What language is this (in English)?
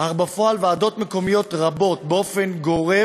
Hebrew